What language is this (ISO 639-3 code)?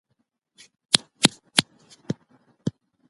pus